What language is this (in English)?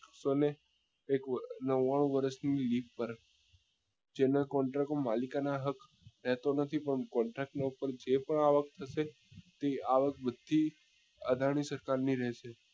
Gujarati